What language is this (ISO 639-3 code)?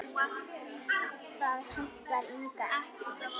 isl